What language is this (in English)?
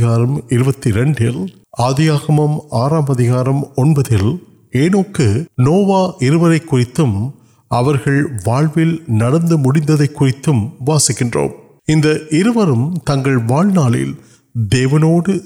Urdu